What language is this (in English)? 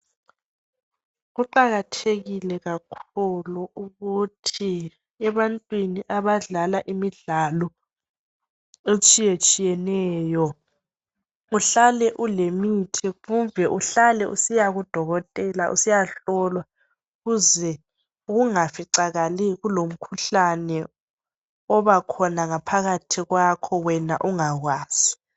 North Ndebele